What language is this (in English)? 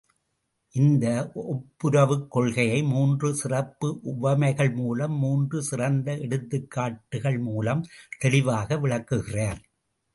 Tamil